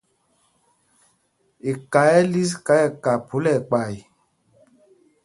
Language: Mpumpong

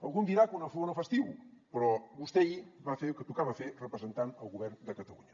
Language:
Catalan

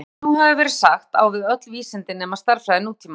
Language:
Icelandic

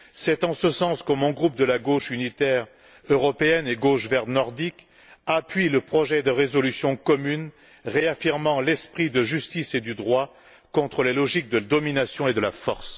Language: French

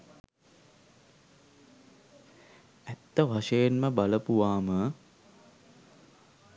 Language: Sinhala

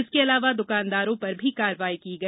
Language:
Hindi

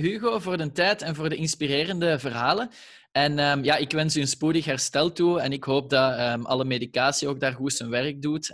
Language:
Dutch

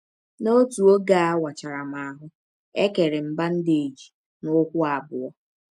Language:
Igbo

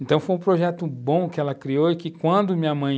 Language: Portuguese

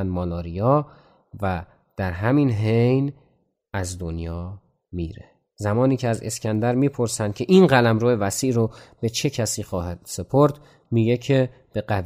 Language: Persian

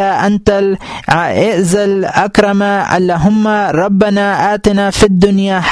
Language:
Urdu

